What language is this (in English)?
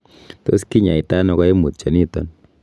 Kalenjin